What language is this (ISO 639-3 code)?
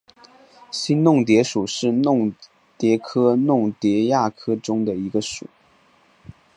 zho